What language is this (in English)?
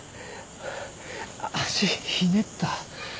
Japanese